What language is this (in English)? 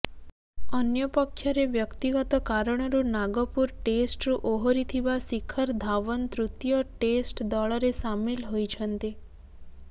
Odia